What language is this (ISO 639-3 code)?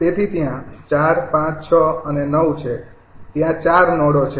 guj